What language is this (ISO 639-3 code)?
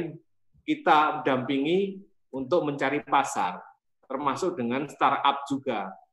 ind